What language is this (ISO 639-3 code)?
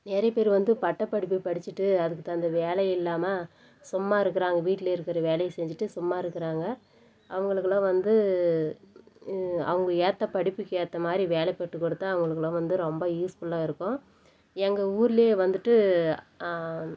tam